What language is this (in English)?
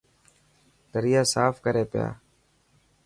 Dhatki